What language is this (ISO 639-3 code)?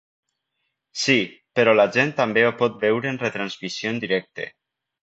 cat